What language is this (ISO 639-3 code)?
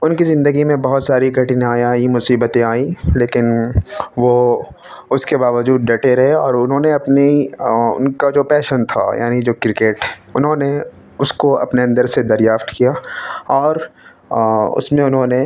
urd